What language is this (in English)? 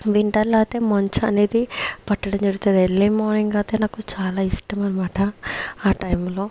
Telugu